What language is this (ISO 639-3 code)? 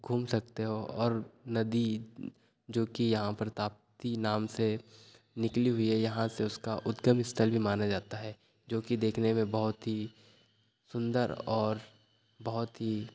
hin